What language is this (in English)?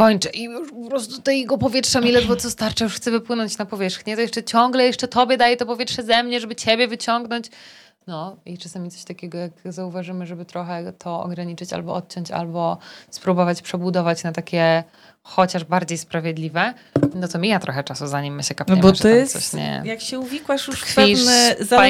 Polish